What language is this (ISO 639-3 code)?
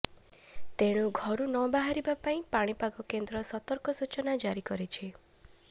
ori